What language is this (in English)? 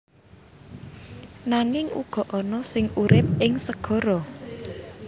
Javanese